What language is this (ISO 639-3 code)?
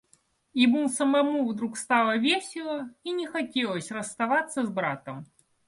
rus